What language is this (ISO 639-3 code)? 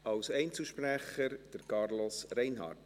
gsw